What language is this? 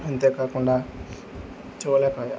Telugu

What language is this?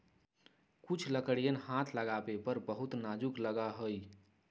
Magahi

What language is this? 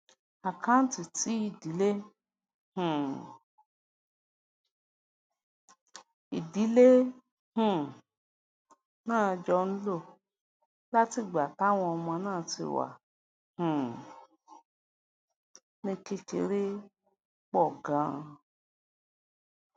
Yoruba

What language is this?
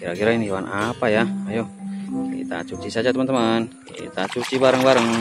Indonesian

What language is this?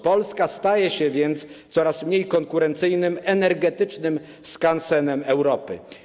Polish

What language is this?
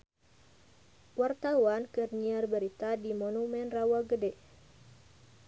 Sundanese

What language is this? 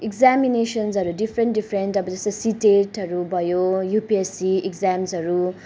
Nepali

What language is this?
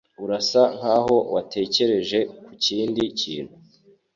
Kinyarwanda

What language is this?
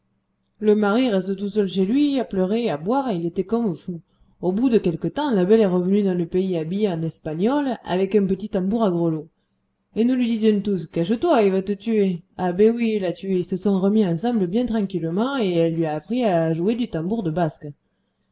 French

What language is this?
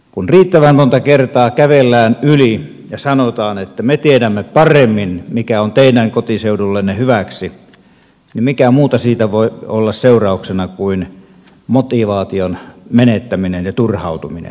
Finnish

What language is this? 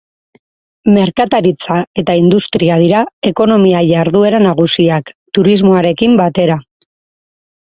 Basque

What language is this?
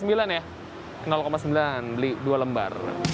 Indonesian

